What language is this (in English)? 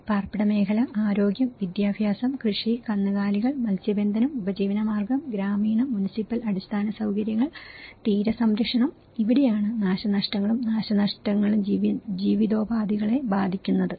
Malayalam